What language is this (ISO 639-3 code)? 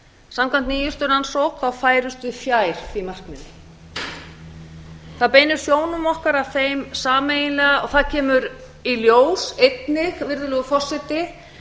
isl